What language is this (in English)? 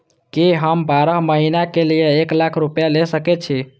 Maithili